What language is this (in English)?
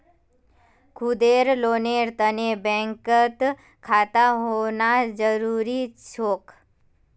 Magahi